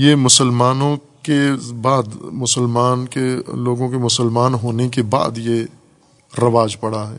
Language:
Urdu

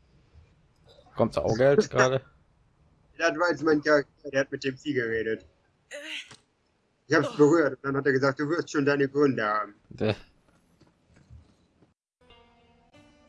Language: German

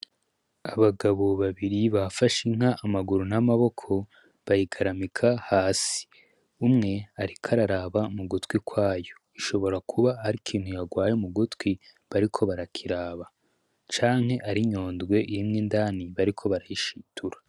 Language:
Rundi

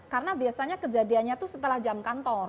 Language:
Indonesian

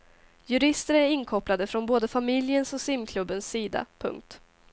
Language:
Swedish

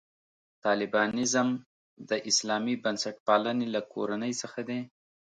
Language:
Pashto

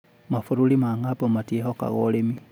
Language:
Kikuyu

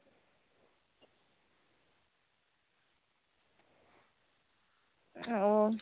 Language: Santali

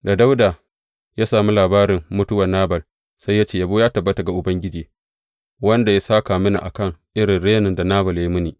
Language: Hausa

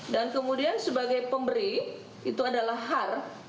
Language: Indonesian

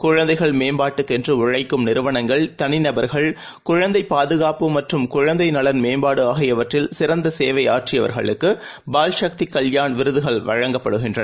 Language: Tamil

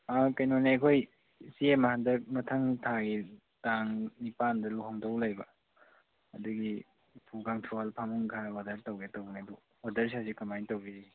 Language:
Manipuri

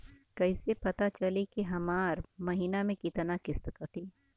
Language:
Bhojpuri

